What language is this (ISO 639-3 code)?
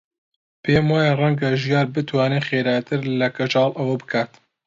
ckb